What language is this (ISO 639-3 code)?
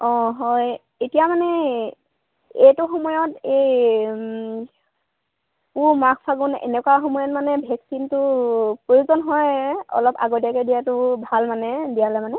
asm